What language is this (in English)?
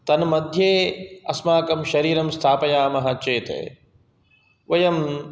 Sanskrit